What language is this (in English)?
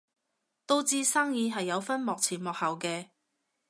Cantonese